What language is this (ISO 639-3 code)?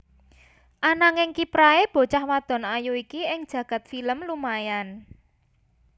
jav